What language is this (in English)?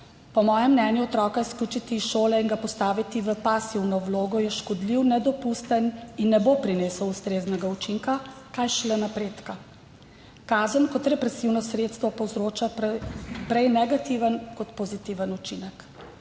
Slovenian